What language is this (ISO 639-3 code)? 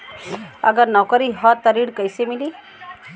bho